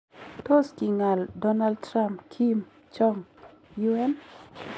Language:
Kalenjin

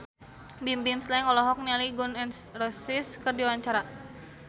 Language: Sundanese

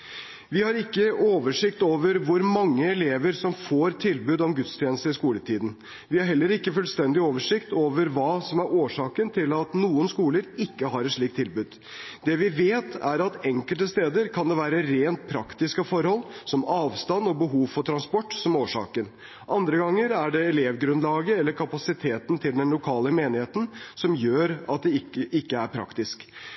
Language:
Norwegian Bokmål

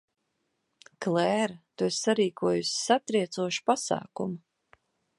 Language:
Latvian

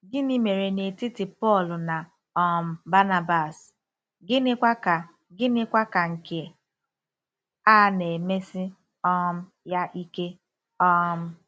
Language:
Igbo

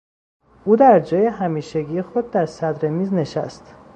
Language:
Persian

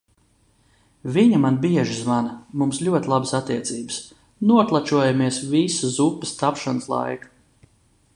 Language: Latvian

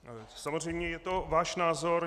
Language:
Czech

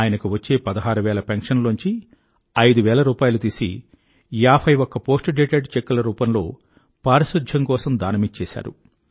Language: Telugu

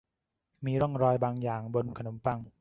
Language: Thai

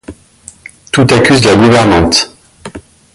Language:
French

